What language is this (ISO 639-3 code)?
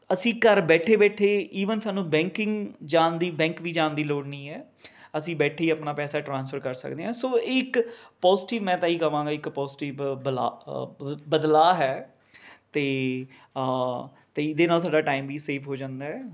pan